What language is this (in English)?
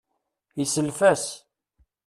Kabyle